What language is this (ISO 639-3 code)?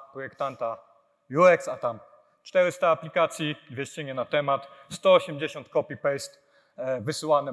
pol